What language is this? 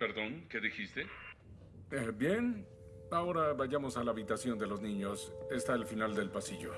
Spanish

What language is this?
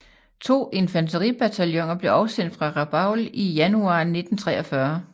Danish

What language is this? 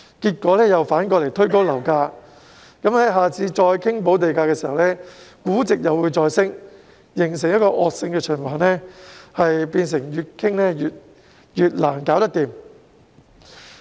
Cantonese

